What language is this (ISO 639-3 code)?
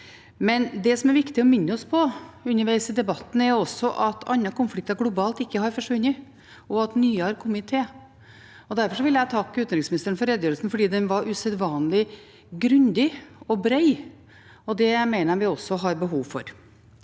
nor